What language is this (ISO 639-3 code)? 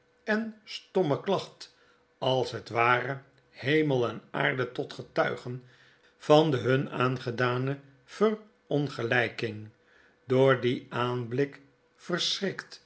nld